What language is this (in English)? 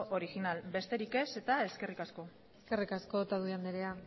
Basque